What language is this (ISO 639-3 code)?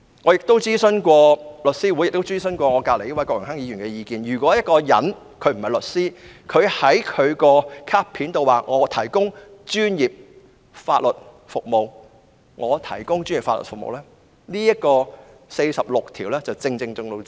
yue